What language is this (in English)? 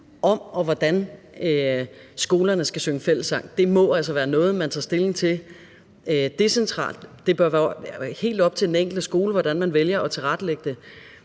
Danish